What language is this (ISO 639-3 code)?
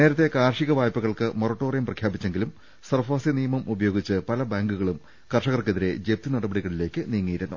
mal